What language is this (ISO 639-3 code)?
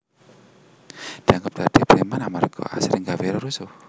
jav